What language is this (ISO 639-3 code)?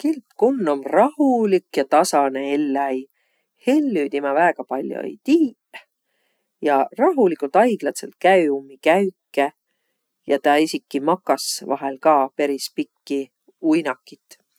vro